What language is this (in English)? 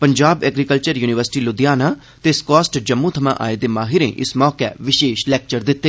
Dogri